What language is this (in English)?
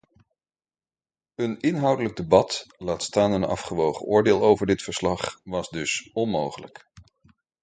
Dutch